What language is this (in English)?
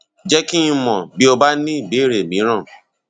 Yoruba